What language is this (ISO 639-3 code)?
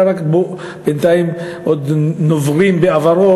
heb